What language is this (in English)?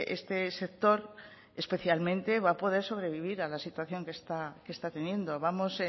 Spanish